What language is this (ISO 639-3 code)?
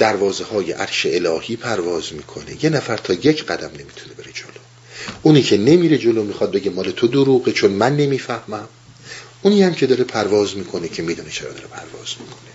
fas